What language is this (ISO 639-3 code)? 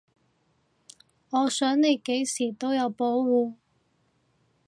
yue